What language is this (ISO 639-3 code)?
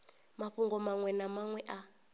ven